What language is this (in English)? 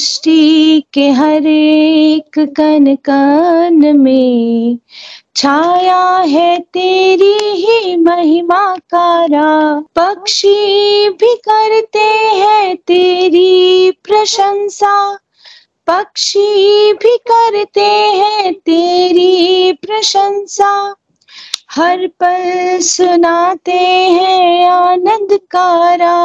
Hindi